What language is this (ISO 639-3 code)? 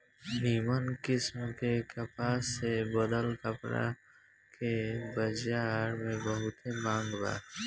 bho